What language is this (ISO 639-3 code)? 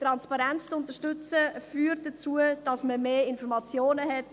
gsw